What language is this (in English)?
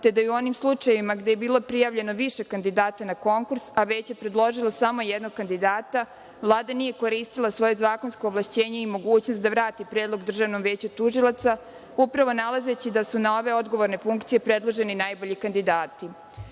Serbian